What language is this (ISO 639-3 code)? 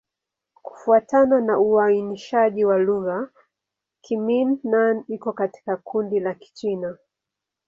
swa